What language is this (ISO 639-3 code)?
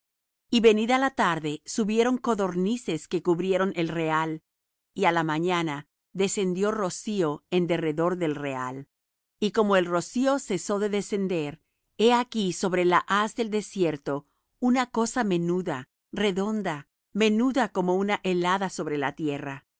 spa